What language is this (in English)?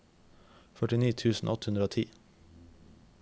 Norwegian